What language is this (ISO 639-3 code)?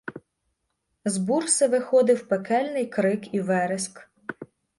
ukr